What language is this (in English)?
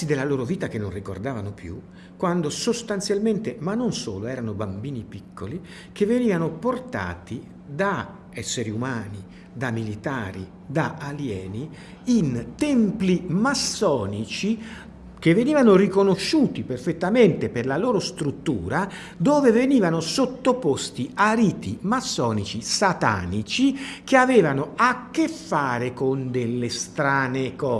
Italian